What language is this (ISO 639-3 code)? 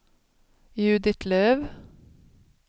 swe